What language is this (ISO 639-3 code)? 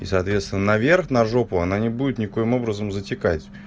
rus